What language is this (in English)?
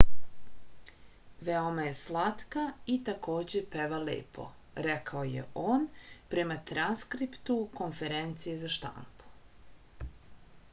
Serbian